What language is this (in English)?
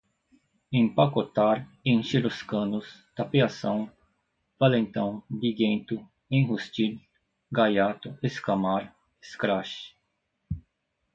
Portuguese